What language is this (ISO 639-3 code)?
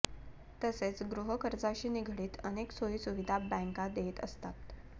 mar